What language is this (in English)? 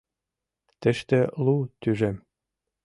Mari